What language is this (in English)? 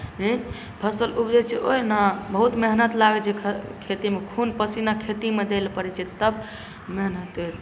Maithili